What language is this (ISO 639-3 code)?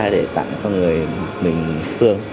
vie